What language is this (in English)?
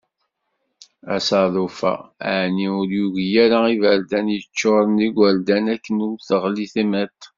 Kabyle